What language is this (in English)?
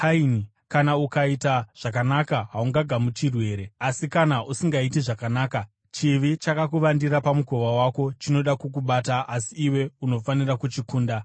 Shona